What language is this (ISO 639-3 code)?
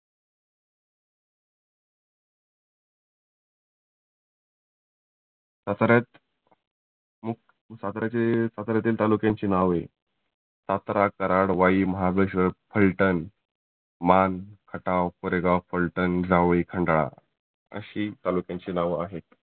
mar